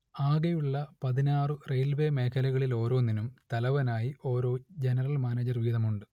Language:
Malayalam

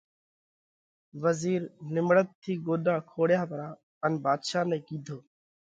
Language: Parkari Koli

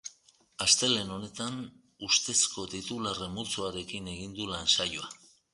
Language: Basque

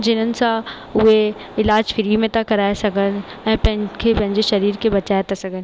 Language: Sindhi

